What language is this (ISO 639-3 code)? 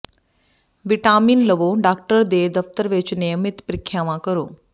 pan